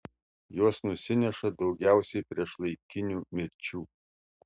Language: Lithuanian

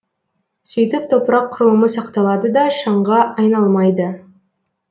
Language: Kazakh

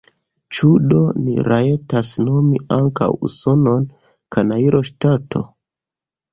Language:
Esperanto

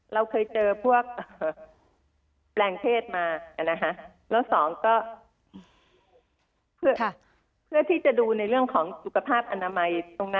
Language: Thai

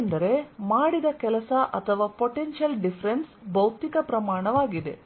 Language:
Kannada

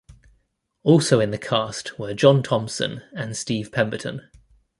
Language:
English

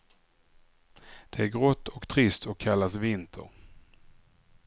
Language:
Swedish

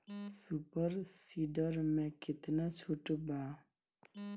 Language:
Bhojpuri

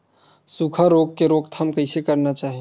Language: Chhattisgarhi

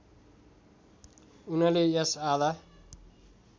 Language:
Nepali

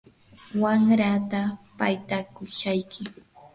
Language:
Yanahuanca Pasco Quechua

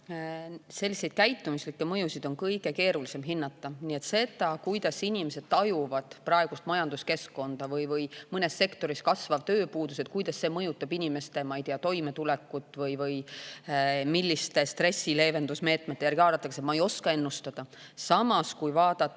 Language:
Estonian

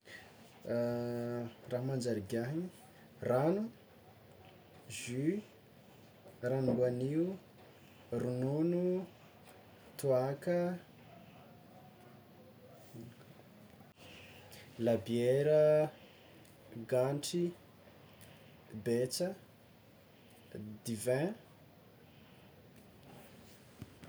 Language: Tsimihety Malagasy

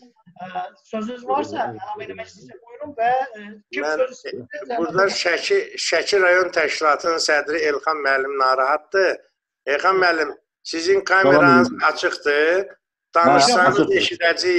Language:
Turkish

